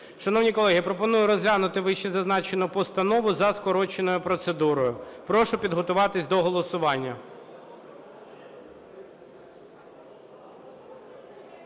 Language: Ukrainian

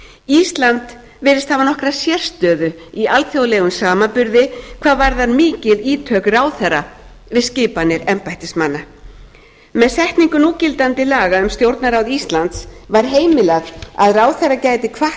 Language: Icelandic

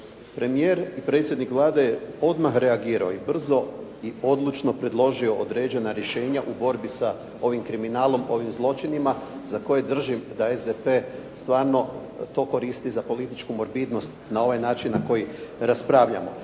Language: Croatian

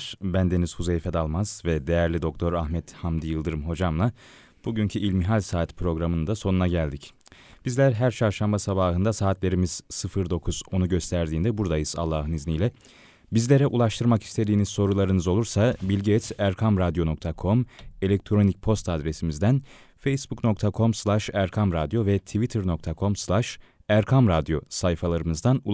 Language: Turkish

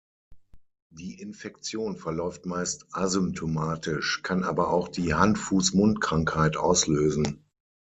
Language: German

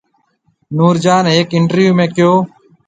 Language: Marwari (Pakistan)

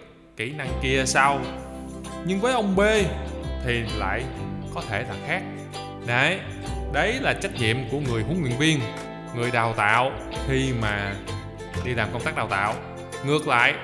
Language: Vietnamese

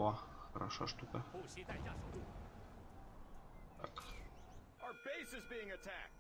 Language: Russian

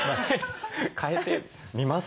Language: Japanese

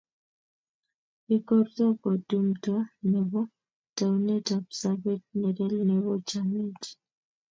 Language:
Kalenjin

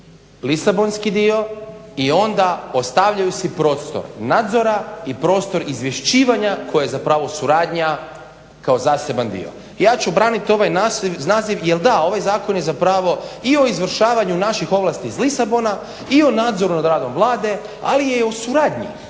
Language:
Croatian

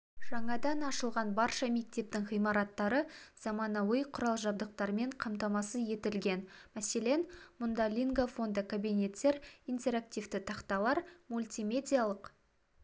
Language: Kazakh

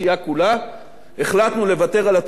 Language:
Hebrew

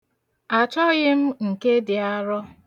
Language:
Igbo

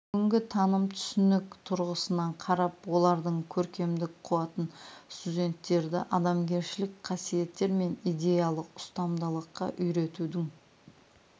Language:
Kazakh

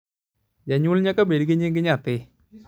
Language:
Luo (Kenya and Tanzania)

